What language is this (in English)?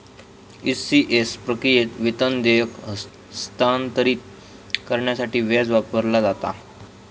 Marathi